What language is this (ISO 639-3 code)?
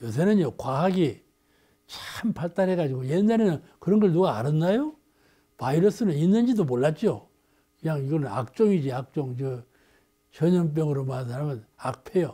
kor